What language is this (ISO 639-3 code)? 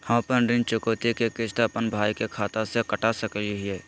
mag